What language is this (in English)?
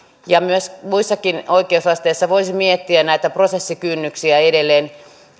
Finnish